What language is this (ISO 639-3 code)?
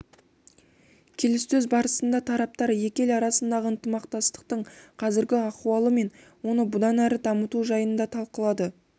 kaz